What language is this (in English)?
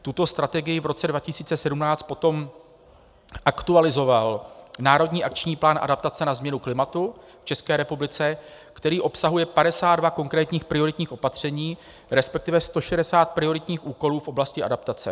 Czech